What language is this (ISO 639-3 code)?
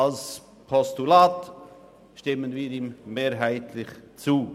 gsw